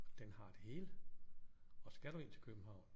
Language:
Danish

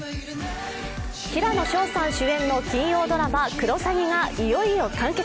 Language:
Japanese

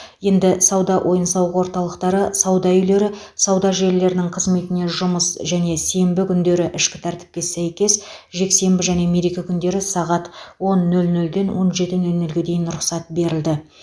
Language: Kazakh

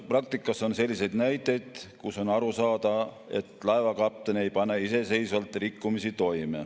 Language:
Estonian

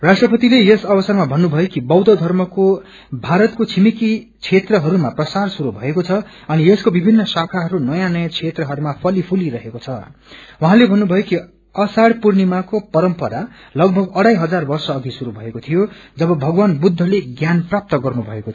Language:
Nepali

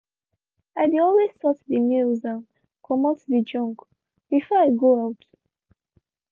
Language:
Nigerian Pidgin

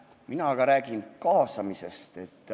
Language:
Estonian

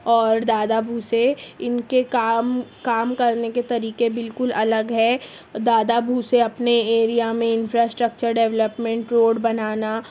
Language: Urdu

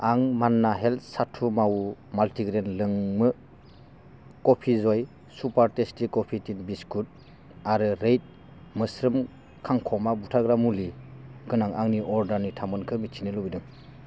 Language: Bodo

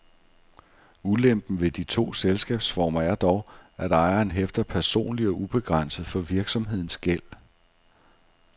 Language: Danish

